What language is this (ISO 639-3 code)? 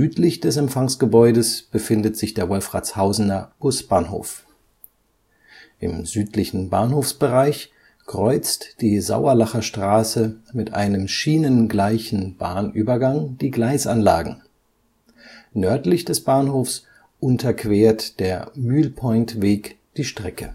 deu